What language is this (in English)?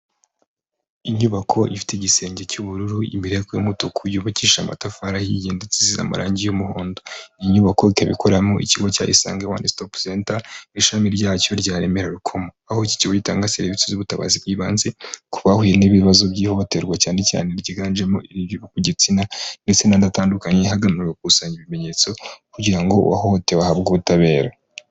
Kinyarwanda